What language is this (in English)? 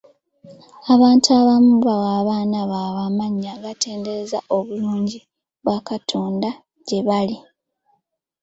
Ganda